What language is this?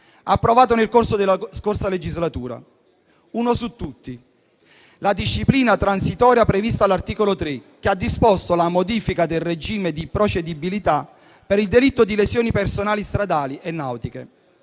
Italian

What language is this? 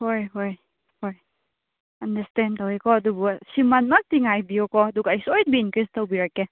Manipuri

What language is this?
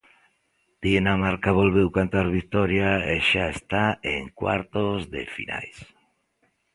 Galician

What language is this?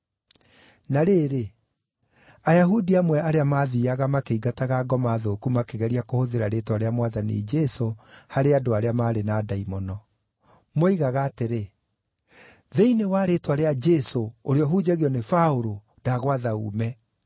Kikuyu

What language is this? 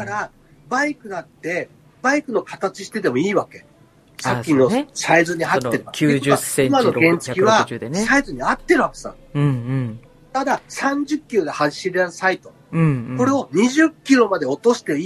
Japanese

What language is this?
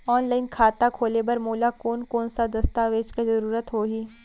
Chhattisgarhi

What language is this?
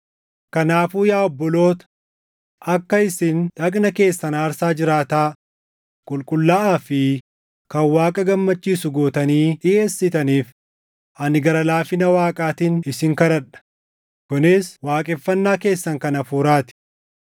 Oromo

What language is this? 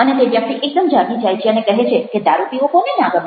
Gujarati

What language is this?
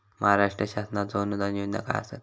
Marathi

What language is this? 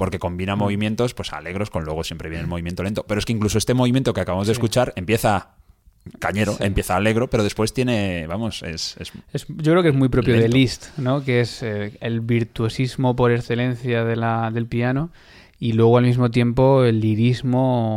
Spanish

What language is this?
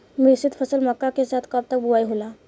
Bhojpuri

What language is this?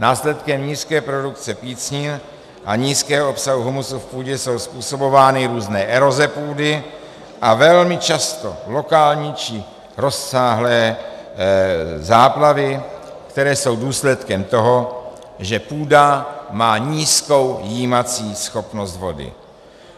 Czech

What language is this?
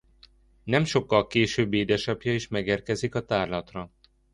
Hungarian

